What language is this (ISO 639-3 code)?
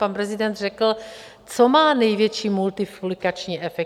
ces